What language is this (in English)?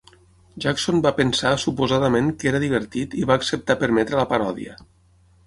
Catalan